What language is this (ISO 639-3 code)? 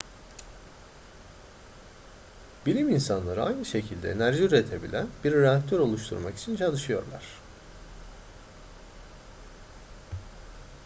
tur